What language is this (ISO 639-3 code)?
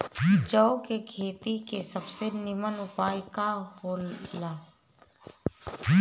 bho